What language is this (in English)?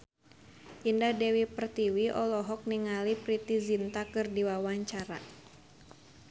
Sundanese